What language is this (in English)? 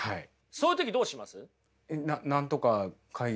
Japanese